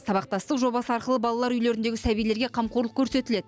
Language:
Kazakh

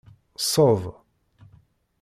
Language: Kabyle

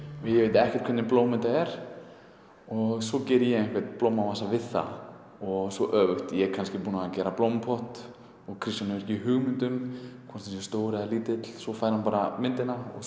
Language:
Icelandic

